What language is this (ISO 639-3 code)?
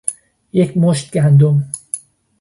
fas